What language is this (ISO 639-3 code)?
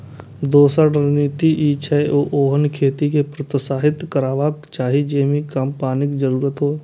mai